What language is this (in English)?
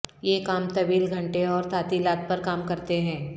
Urdu